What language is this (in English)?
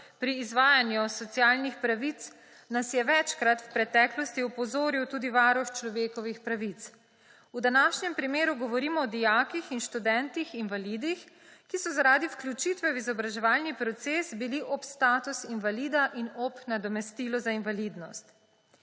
Slovenian